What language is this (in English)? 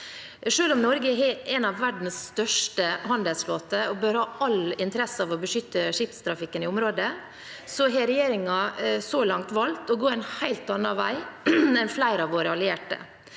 Norwegian